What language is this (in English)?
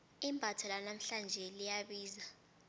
South Ndebele